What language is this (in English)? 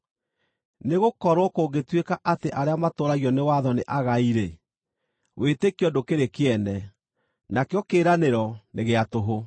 Kikuyu